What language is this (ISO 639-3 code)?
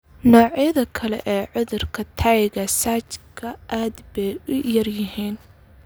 som